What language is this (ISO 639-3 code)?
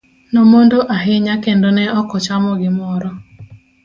luo